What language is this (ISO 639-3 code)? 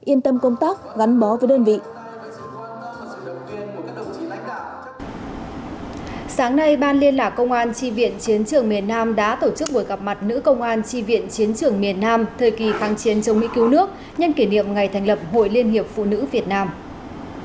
vie